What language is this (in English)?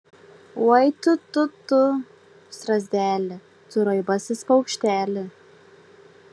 Lithuanian